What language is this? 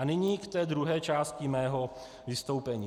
Czech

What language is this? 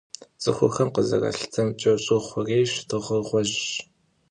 Kabardian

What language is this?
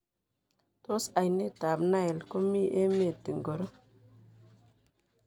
Kalenjin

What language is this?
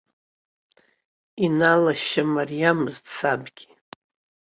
Abkhazian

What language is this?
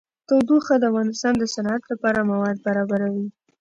Pashto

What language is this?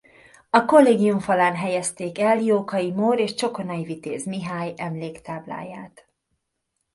Hungarian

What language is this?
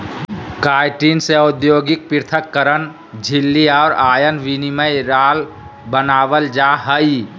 Magahi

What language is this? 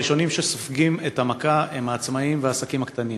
Hebrew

